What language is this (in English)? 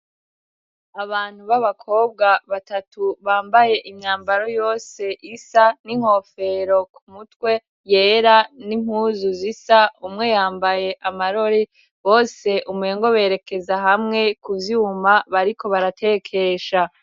Rundi